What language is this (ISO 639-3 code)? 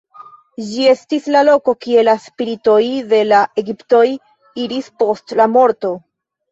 epo